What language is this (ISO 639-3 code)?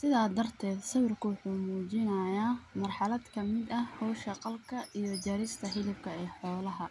som